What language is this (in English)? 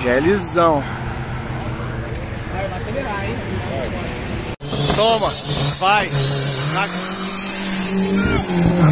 Portuguese